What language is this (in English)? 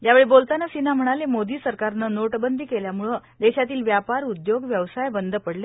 Marathi